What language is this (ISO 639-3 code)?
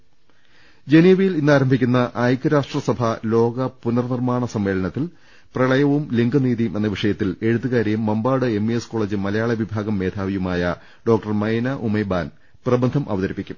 mal